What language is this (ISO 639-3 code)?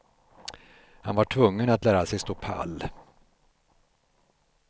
swe